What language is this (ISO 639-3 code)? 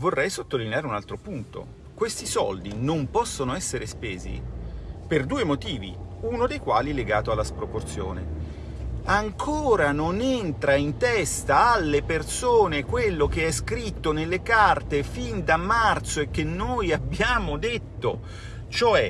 ita